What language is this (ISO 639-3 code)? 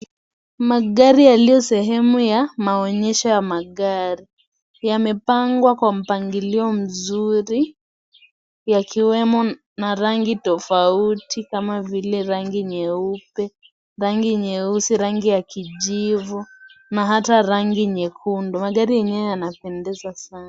swa